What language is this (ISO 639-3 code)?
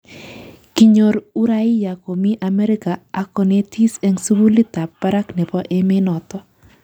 kln